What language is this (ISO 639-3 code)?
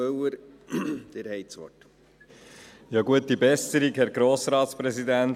gsw